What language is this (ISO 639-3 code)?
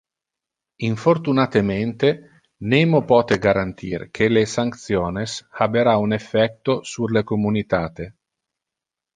ina